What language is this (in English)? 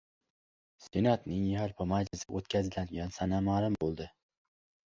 Uzbek